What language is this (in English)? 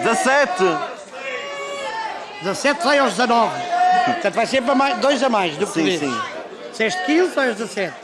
Portuguese